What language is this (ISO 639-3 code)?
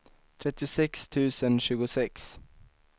swe